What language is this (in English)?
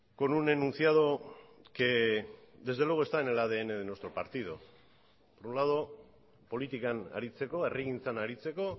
Spanish